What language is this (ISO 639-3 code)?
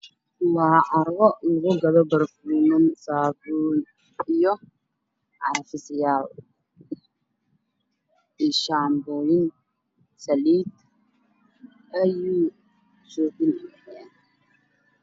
som